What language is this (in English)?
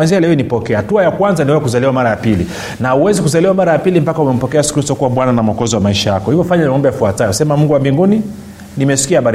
Swahili